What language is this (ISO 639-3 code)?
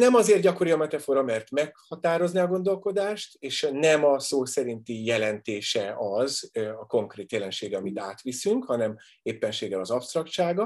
hun